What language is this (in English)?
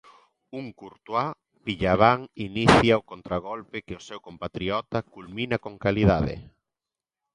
Galician